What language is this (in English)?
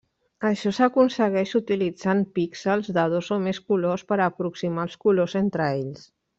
Catalan